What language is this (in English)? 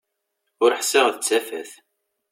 Kabyle